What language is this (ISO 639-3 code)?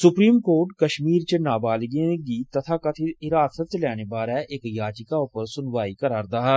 doi